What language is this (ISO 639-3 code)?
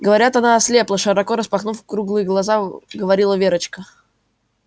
rus